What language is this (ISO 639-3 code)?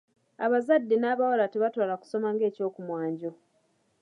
lug